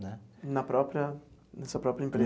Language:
Portuguese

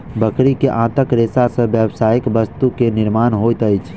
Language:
Maithili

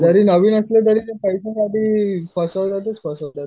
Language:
Marathi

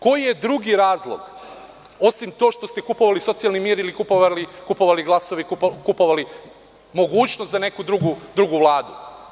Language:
Serbian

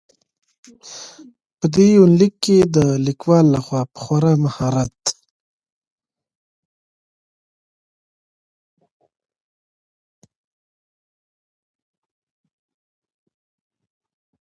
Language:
Pashto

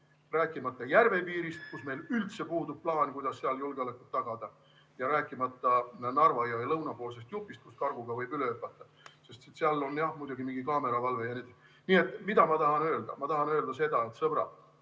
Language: Estonian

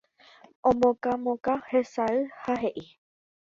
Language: Guarani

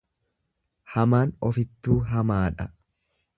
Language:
Oromo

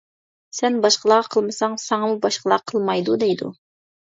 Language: Uyghur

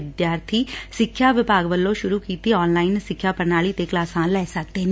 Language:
Punjabi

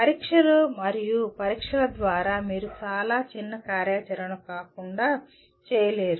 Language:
Telugu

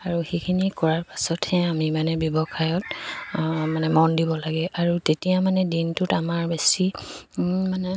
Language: Assamese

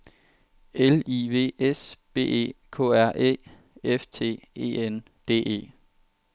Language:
Danish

